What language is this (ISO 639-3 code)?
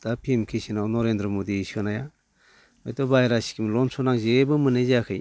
brx